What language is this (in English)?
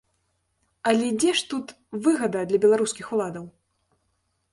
Belarusian